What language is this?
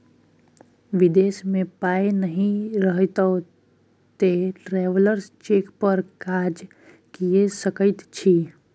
Maithili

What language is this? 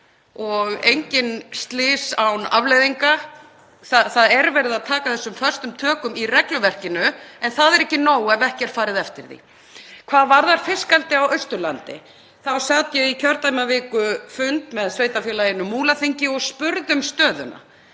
Icelandic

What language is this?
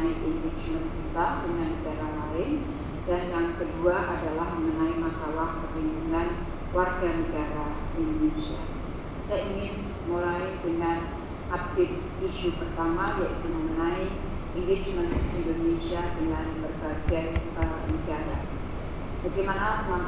Indonesian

